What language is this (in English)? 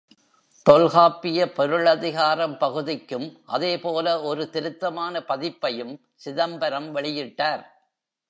Tamil